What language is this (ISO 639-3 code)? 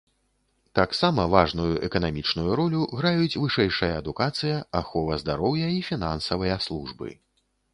bel